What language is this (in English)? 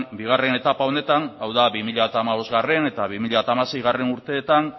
Basque